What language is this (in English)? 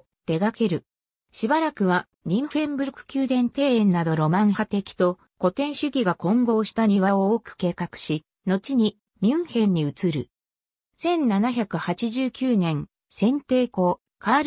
Japanese